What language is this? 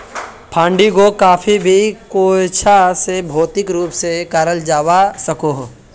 Magahi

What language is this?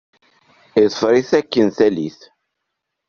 Kabyle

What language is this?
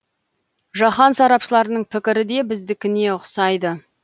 Kazakh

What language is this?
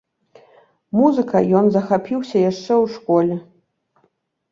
Belarusian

